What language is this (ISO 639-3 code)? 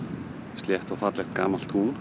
isl